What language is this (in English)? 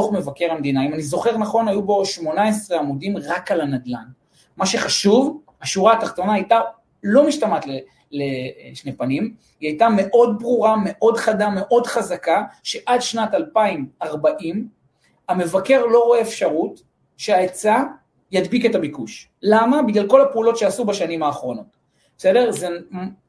Hebrew